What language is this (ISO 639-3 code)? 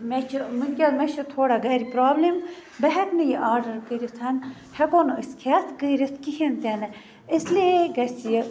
kas